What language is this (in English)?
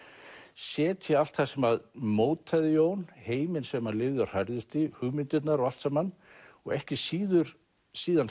Icelandic